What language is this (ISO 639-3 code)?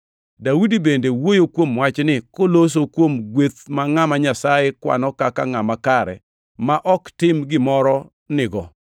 luo